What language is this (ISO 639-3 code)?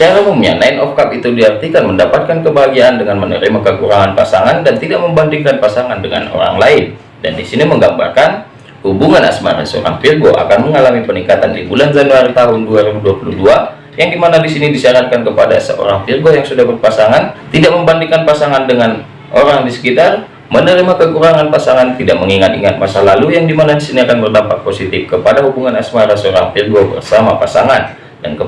ind